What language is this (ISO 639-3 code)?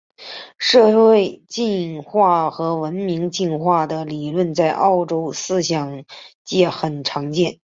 zho